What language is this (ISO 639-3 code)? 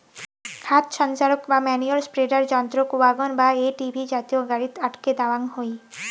ben